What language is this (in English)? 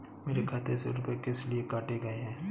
Hindi